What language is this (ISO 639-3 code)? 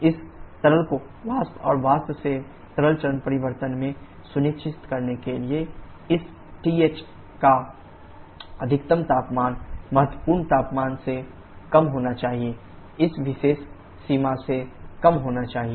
hin